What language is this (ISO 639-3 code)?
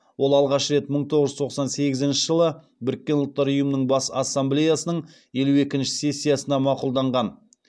kaz